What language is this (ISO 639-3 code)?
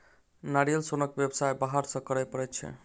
mai